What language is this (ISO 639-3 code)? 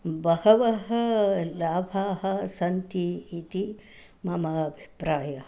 san